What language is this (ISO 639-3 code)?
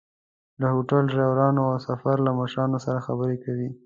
pus